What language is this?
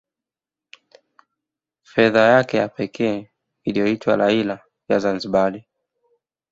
Swahili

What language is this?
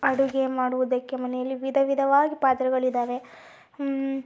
Kannada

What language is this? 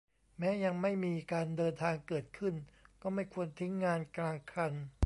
Thai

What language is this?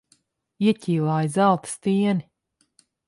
Latvian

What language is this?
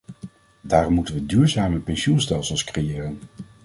Dutch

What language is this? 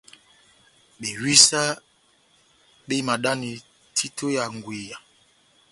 Batanga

